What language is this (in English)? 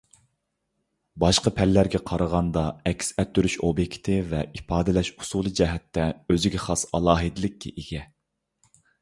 Uyghur